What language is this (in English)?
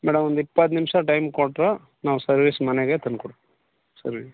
Kannada